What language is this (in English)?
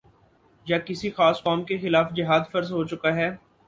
Urdu